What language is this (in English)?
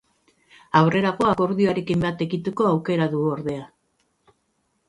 Basque